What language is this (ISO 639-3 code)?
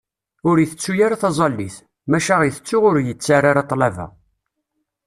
kab